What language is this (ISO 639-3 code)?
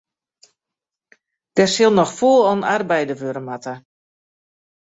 fry